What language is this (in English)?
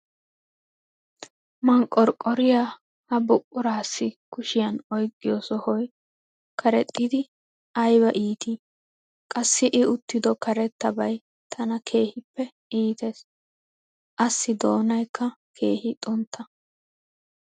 Wolaytta